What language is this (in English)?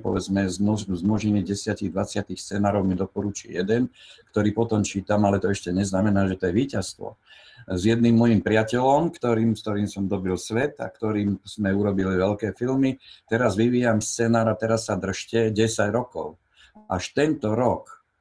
Slovak